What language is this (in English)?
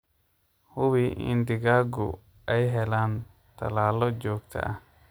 Somali